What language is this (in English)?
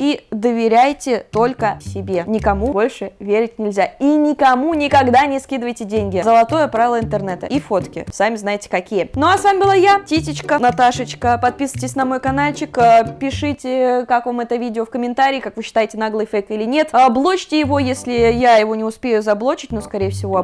Russian